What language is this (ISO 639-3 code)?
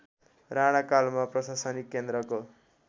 nep